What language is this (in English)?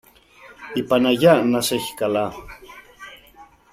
Greek